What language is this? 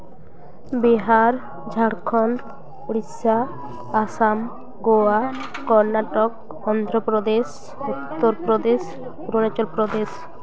Santali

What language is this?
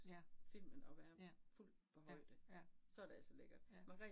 Danish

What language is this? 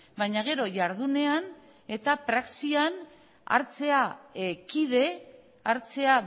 Basque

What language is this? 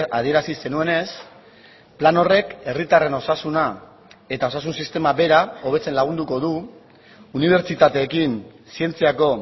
Basque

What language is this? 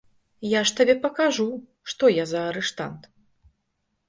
Belarusian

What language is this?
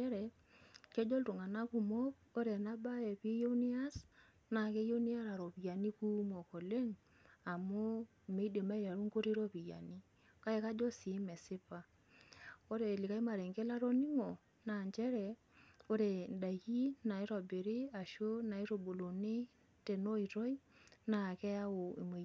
Masai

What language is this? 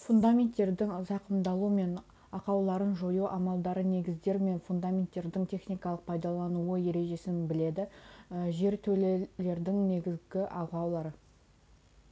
Kazakh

